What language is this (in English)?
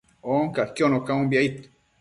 Matsés